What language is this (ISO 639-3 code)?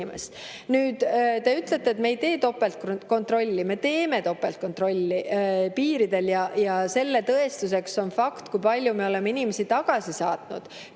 est